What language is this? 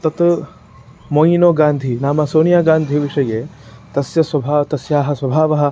Sanskrit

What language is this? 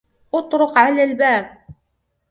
Arabic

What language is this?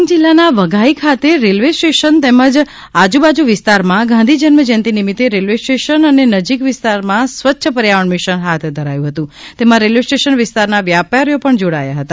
Gujarati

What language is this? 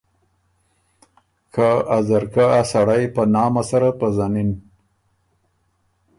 Ormuri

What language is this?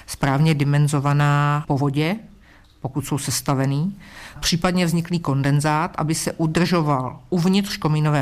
Czech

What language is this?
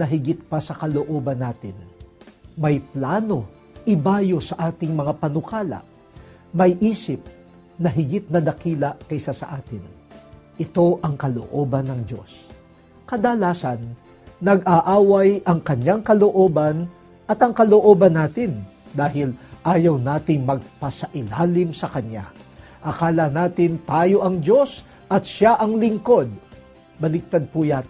Filipino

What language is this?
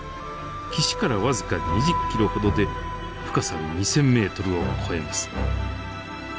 Japanese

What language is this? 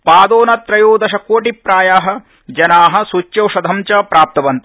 Sanskrit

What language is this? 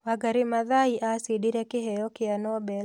Kikuyu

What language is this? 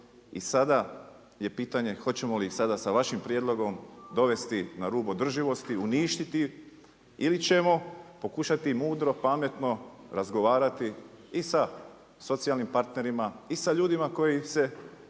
Croatian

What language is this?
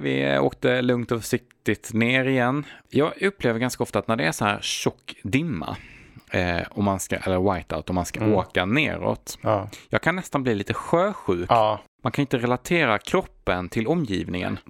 Swedish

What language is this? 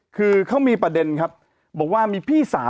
Thai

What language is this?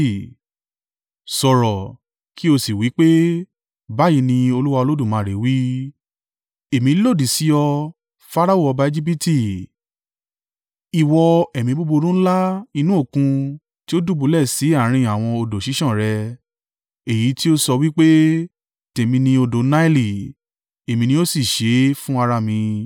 Yoruba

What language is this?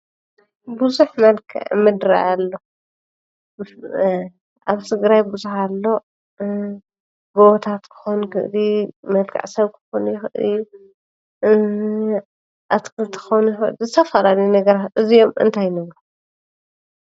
Tigrinya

